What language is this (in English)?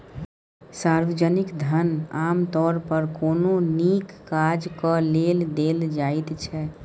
Maithili